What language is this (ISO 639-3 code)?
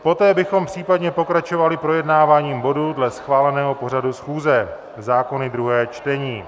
ces